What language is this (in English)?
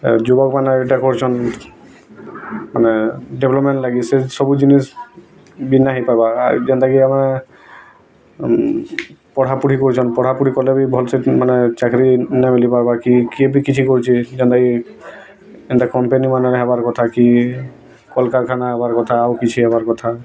Odia